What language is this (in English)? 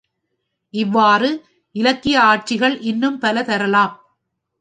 Tamil